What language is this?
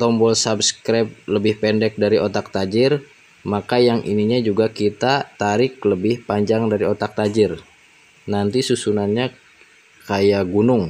Indonesian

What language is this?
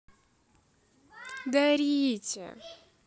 Russian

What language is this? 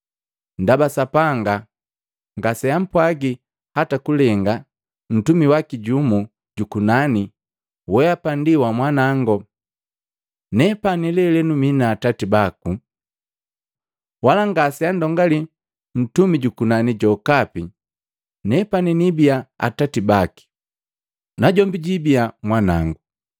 Matengo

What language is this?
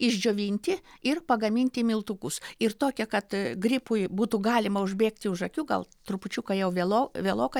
Lithuanian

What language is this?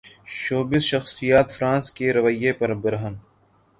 Urdu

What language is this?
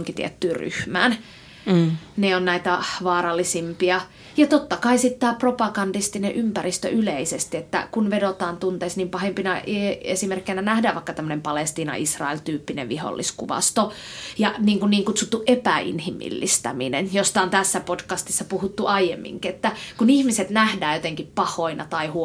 Finnish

